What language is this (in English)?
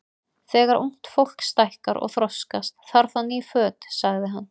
Icelandic